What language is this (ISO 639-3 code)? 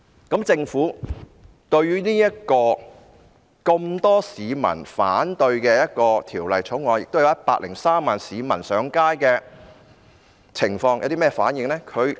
yue